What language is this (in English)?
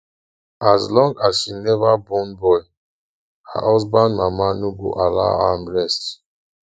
Nigerian Pidgin